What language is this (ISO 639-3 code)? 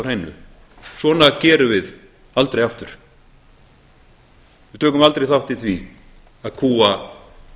isl